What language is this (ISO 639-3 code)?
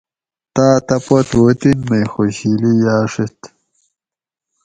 gwc